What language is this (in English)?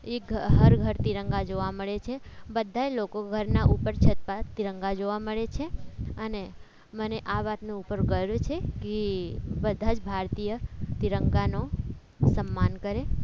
Gujarati